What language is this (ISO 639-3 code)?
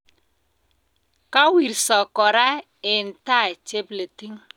kln